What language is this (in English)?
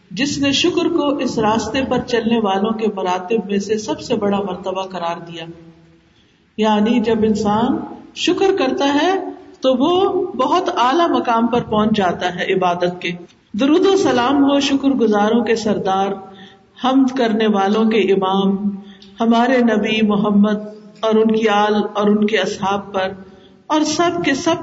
Urdu